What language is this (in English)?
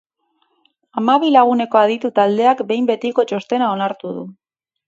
Basque